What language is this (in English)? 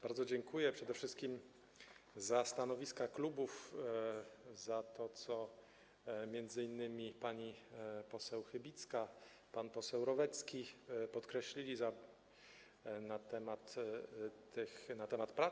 Polish